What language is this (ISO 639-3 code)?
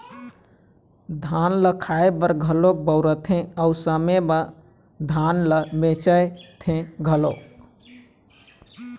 hne